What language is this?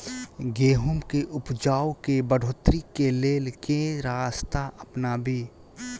Maithili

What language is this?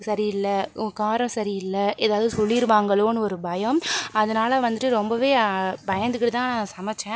Tamil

